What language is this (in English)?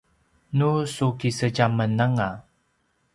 Paiwan